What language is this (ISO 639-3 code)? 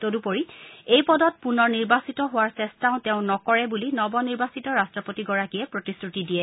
asm